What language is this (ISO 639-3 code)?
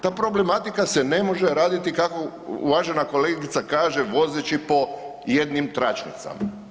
hrv